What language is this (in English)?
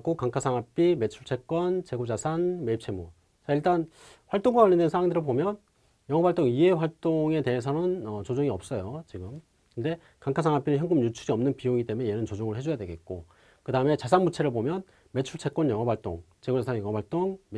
Korean